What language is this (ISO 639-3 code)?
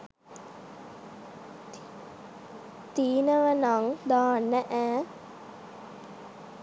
sin